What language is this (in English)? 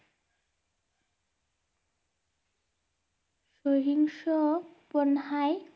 Bangla